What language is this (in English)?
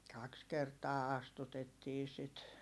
Finnish